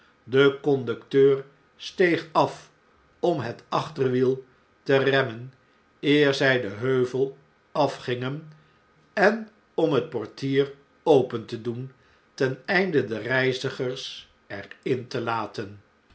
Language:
Dutch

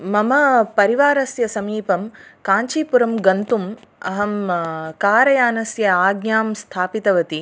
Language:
Sanskrit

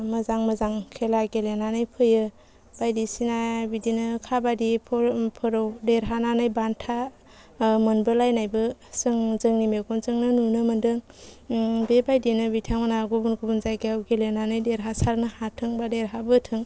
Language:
Bodo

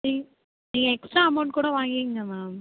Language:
Tamil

